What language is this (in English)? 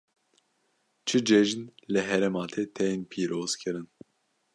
Kurdish